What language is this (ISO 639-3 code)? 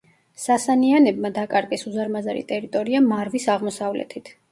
kat